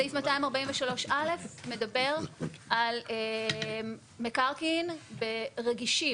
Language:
Hebrew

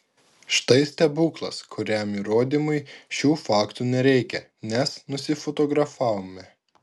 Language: Lithuanian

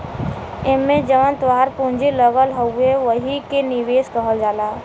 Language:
Bhojpuri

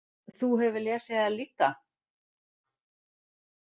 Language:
Icelandic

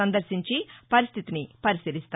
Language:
Telugu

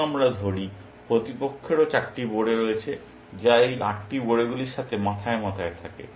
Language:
Bangla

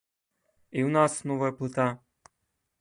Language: Belarusian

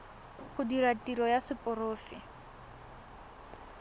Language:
Tswana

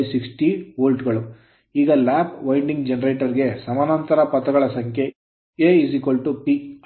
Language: Kannada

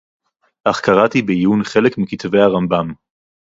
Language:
Hebrew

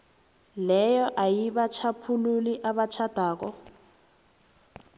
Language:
South Ndebele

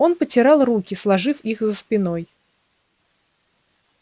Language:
Russian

